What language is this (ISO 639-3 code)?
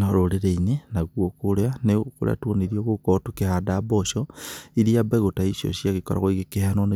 kik